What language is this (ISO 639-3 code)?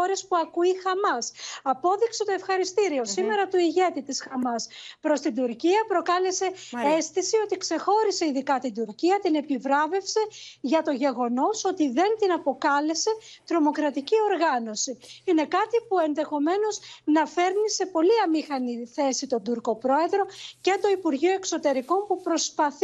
ell